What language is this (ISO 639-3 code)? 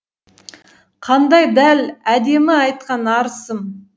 kaz